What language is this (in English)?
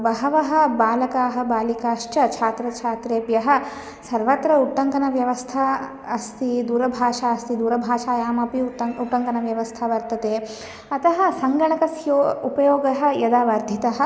Sanskrit